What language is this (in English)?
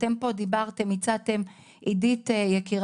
Hebrew